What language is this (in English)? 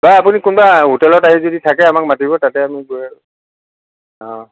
Assamese